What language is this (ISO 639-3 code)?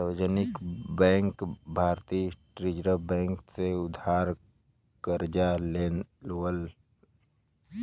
bho